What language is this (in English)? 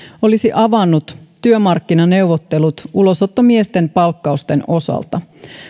Finnish